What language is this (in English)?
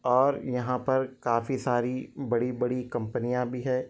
Urdu